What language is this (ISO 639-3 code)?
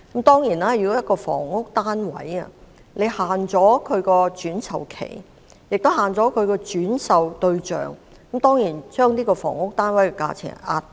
yue